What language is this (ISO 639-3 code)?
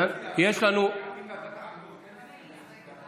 heb